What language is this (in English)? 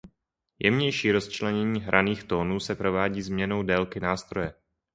Czech